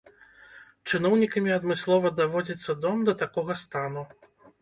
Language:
Belarusian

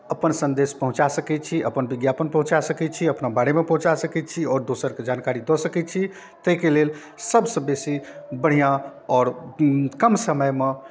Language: Maithili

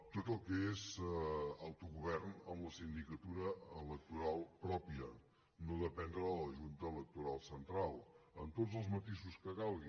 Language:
Catalan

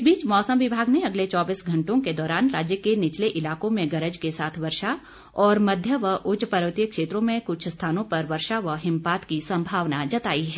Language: Hindi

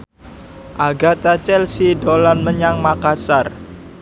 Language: Javanese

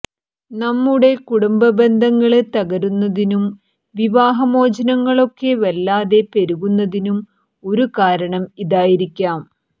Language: Malayalam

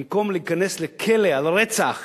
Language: Hebrew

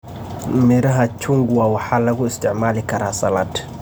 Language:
Somali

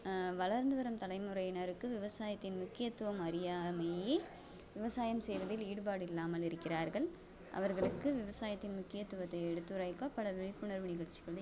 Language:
Tamil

